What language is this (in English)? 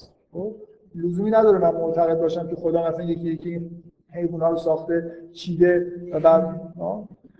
Persian